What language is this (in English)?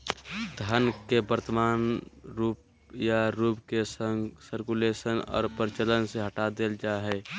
Magahi